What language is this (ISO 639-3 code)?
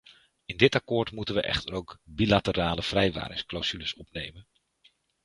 nld